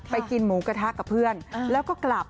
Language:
Thai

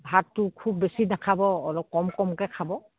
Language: Assamese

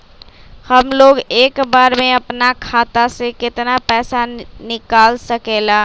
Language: Magahi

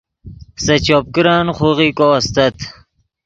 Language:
Yidgha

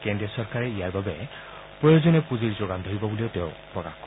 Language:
Assamese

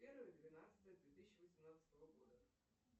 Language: Russian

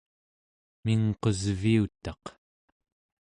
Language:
Central Yupik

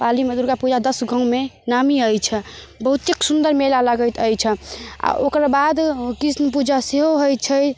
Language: Maithili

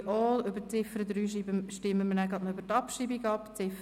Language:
Swiss German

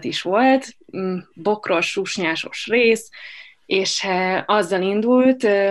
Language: Hungarian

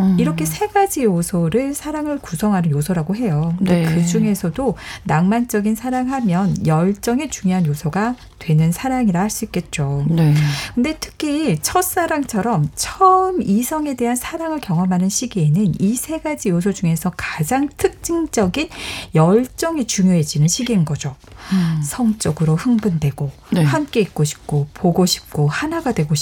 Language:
Korean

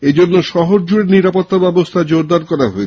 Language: Bangla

